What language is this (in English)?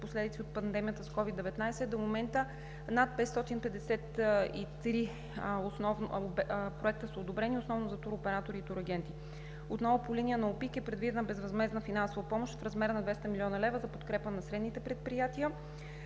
Bulgarian